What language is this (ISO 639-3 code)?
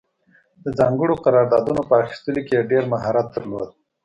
pus